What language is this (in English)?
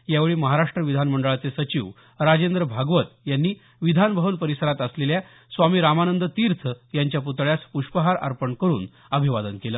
Marathi